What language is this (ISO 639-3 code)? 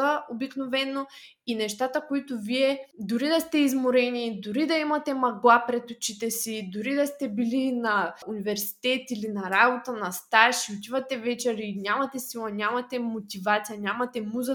bul